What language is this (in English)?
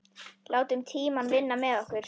Icelandic